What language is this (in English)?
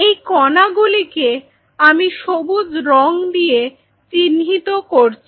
Bangla